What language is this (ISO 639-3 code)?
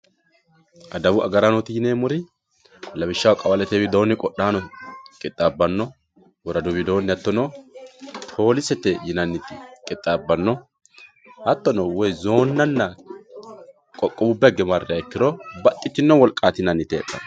sid